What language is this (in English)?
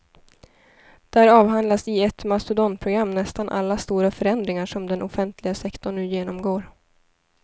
Swedish